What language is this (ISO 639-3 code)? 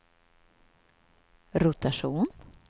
swe